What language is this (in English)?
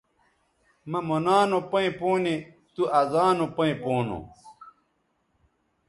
Bateri